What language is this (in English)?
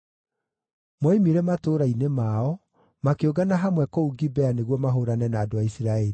Kikuyu